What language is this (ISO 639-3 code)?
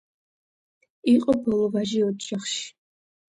kat